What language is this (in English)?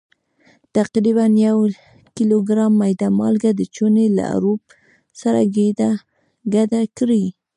Pashto